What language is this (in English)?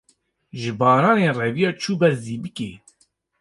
Kurdish